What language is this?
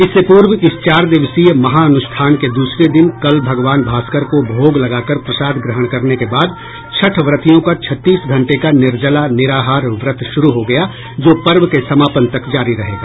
Hindi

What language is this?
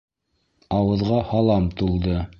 Bashkir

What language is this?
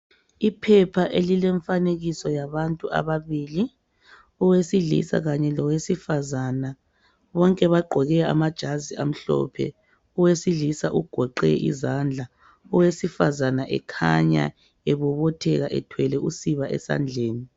North Ndebele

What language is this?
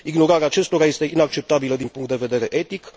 Romanian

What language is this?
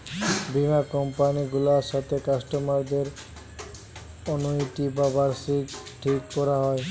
Bangla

